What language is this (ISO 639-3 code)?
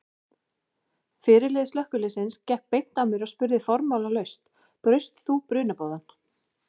isl